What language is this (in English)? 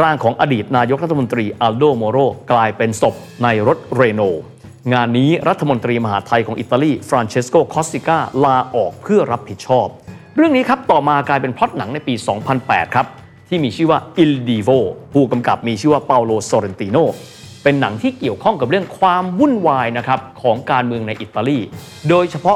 Thai